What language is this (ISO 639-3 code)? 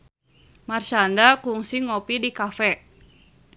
sun